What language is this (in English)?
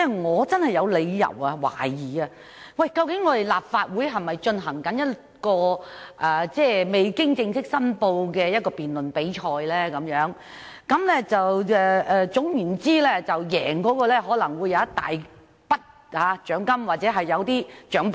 Cantonese